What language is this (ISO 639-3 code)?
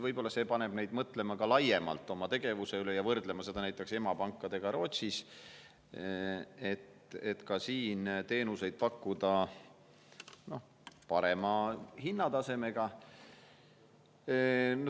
est